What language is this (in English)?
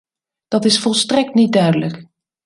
Dutch